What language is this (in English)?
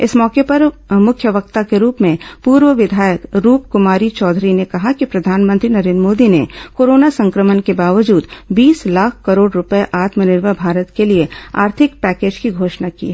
Hindi